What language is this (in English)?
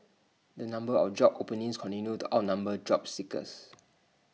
English